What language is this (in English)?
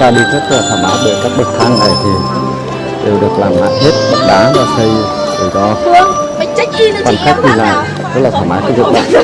Vietnamese